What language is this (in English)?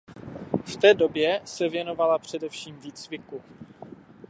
Czech